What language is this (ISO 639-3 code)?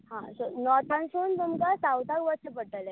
kok